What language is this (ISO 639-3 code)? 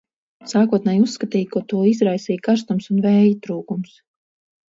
lav